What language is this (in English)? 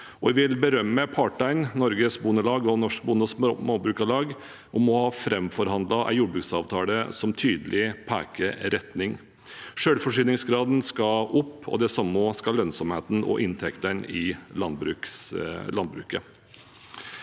Norwegian